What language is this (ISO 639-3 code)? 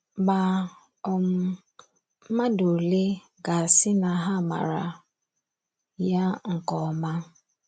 ibo